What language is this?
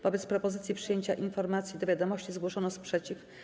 Polish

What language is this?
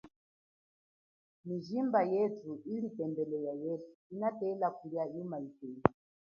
Chokwe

